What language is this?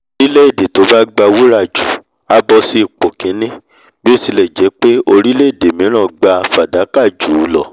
Yoruba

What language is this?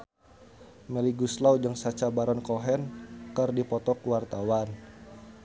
Sundanese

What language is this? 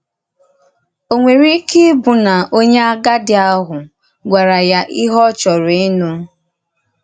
Igbo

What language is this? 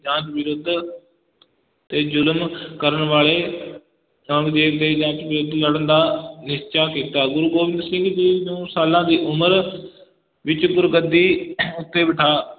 Punjabi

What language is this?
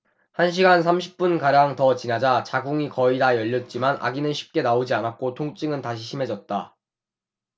Korean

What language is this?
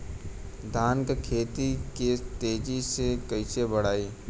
Bhojpuri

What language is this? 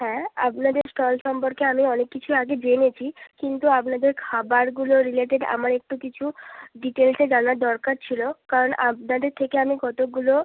Bangla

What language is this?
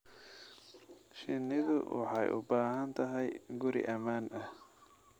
Somali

